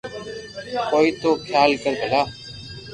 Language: Loarki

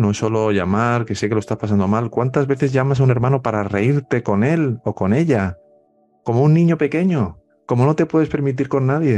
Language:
Spanish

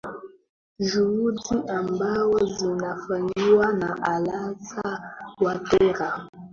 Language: Swahili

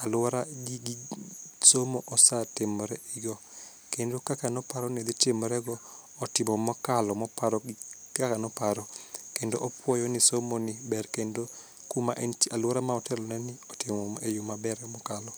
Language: Luo (Kenya and Tanzania)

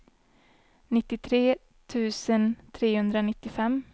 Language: Swedish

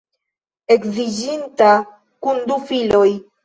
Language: Esperanto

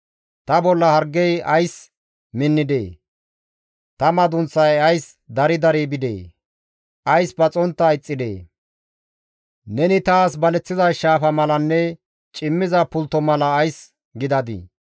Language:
Gamo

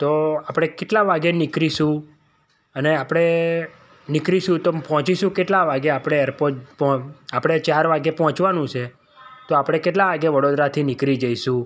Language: Gujarati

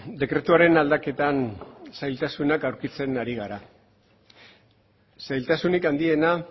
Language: Basque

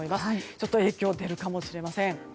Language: Japanese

